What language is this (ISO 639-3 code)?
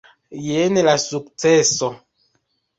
epo